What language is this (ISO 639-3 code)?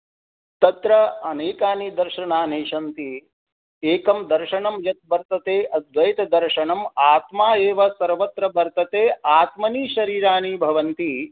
san